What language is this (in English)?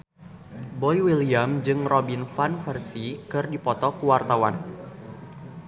Sundanese